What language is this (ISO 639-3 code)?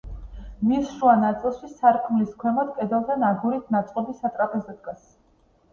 kat